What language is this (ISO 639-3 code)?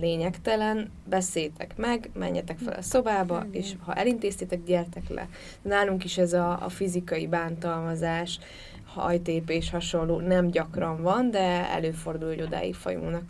hun